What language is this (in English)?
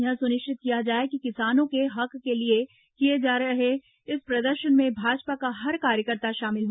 Hindi